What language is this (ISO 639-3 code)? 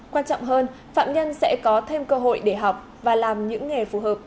vie